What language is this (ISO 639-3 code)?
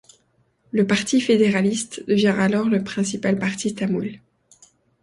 fra